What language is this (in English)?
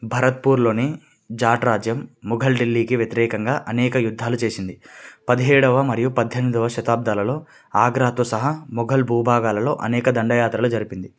Telugu